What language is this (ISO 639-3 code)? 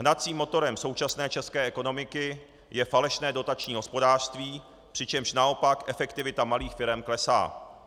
ces